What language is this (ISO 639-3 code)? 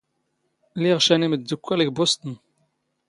zgh